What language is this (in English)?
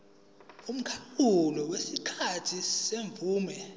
Zulu